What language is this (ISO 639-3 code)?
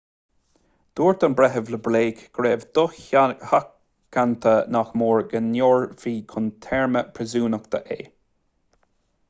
gle